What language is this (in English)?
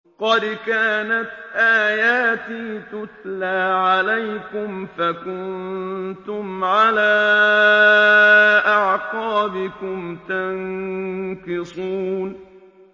Arabic